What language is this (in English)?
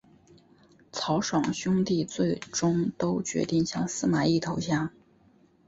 Chinese